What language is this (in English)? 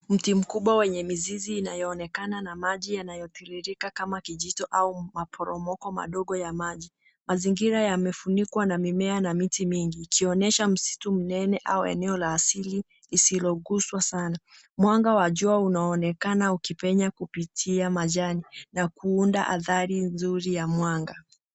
Swahili